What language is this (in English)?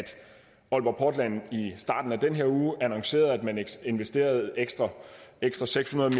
Danish